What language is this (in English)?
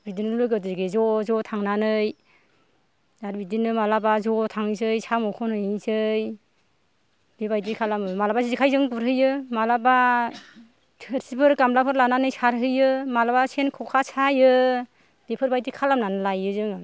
Bodo